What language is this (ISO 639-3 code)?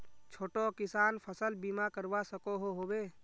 mag